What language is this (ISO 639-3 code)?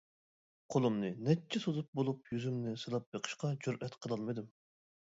uig